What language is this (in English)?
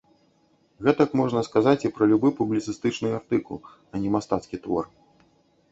Belarusian